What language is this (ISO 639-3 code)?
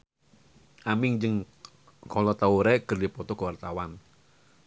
sun